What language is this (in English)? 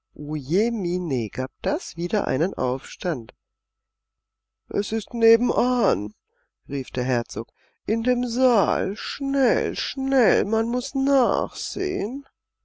German